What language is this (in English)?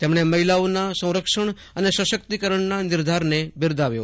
Gujarati